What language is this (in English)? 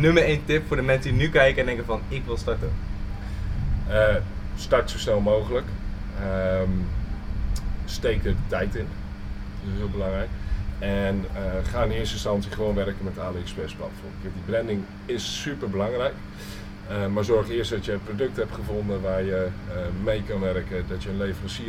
Dutch